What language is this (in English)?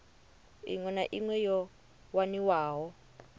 Venda